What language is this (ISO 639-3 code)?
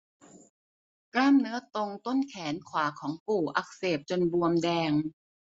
tha